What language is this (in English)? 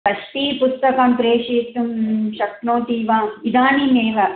Sanskrit